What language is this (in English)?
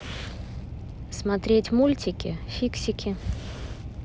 Russian